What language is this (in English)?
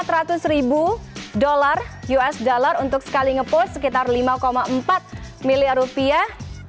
Indonesian